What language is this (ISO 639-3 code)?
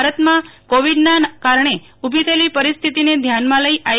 guj